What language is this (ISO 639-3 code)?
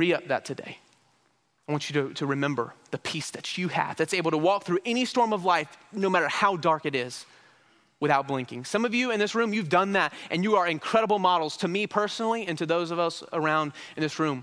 eng